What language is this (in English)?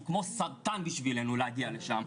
Hebrew